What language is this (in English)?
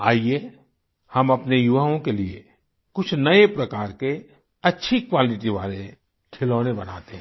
Hindi